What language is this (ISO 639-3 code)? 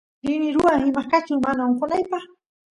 qus